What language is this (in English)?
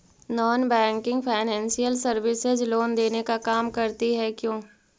Magahi